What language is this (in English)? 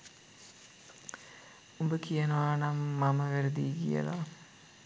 Sinhala